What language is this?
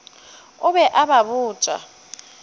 Northern Sotho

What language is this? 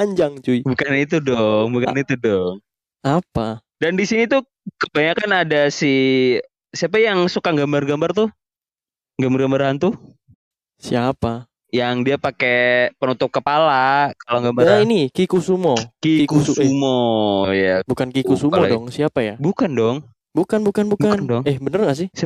Indonesian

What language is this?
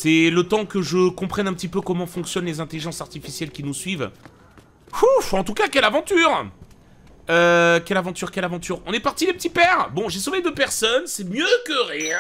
French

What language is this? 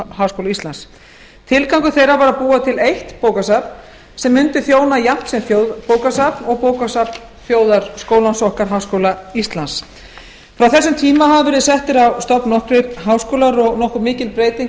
Icelandic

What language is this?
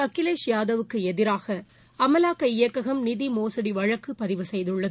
Tamil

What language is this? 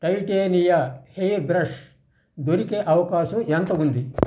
Telugu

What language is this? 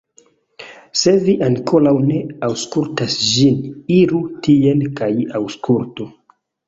Esperanto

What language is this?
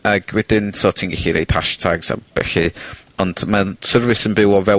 Welsh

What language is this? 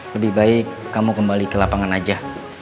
Indonesian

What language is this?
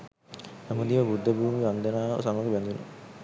Sinhala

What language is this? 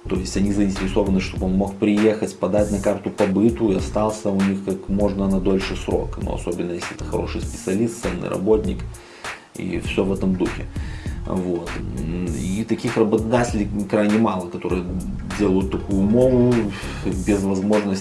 Russian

